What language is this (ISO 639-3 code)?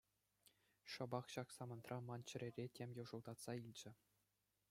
chv